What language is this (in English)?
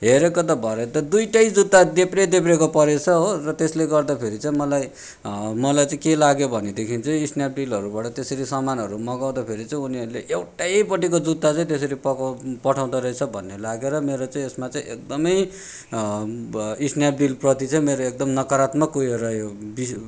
Nepali